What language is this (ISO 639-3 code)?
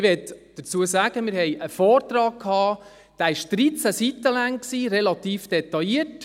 gsw